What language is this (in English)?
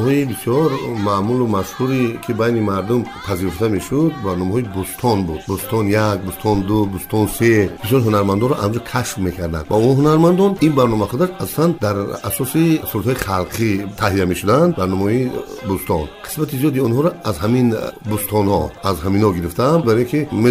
Persian